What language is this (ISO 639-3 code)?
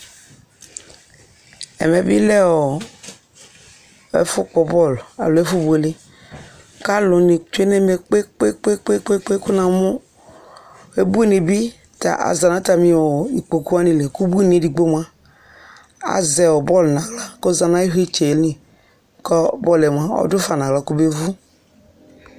kpo